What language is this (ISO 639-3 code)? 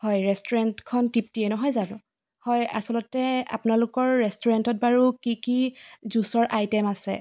asm